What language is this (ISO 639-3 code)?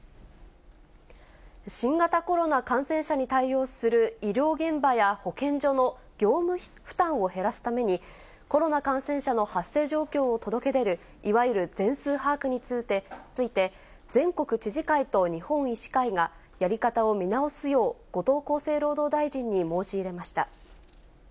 jpn